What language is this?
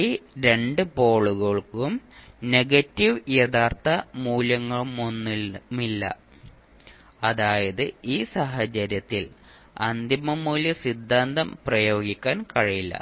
Malayalam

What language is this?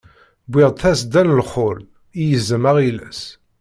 Kabyle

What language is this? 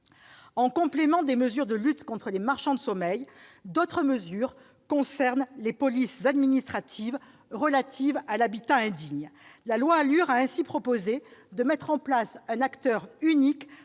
French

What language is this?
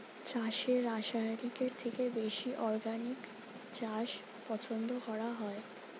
Bangla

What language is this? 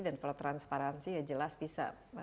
Indonesian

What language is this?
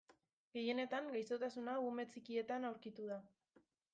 Basque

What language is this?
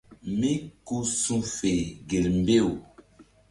Mbum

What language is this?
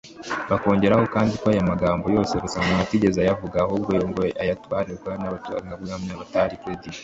Kinyarwanda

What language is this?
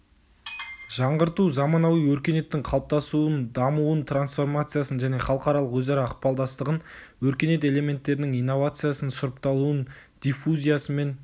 Kazakh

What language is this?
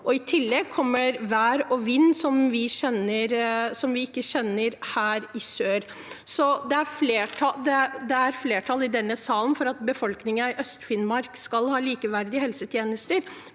Norwegian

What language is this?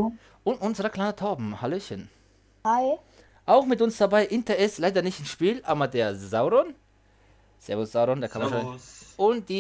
German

